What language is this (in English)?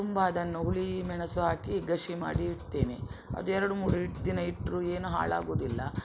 Kannada